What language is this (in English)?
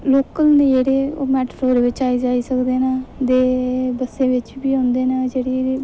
Dogri